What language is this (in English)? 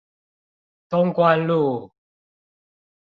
Chinese